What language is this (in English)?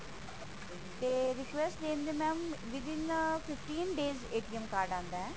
Punjabi